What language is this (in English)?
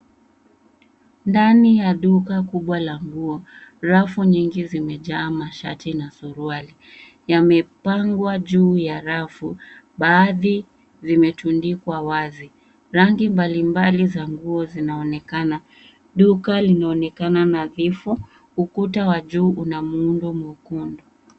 Swahili